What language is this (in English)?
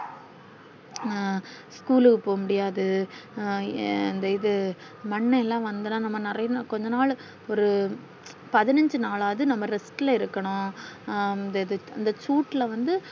Tamil